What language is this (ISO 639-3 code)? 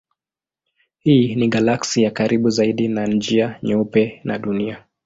swa